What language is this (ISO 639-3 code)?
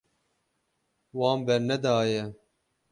kur